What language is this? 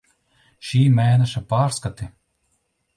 Latvian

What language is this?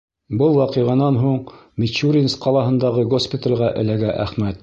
Bashkir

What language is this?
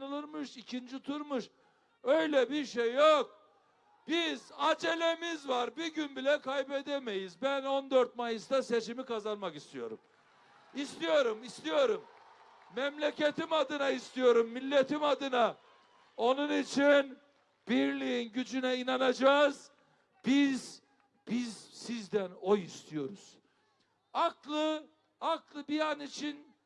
Turkish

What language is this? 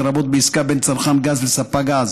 Hebrew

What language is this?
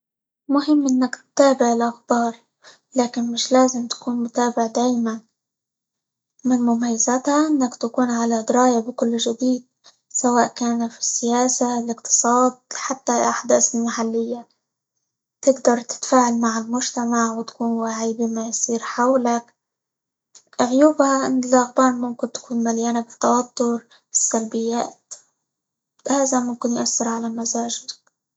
Libyan Arabic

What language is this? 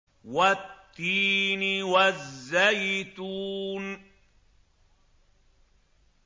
Arabic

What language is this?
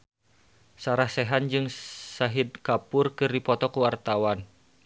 Sundanese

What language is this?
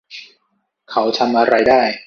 Thai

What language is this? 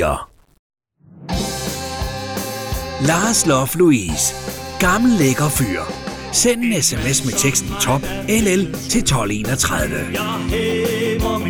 Danish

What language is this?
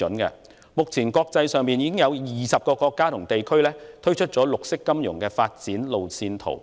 Cantonese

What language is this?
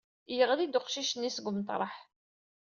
Kabyle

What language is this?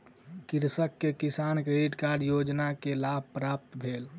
Maithili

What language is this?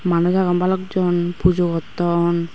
Chakma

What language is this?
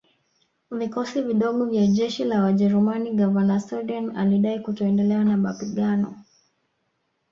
Swahili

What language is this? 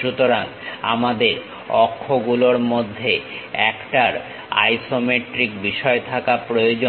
Bangla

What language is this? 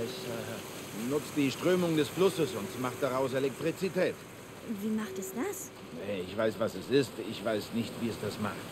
German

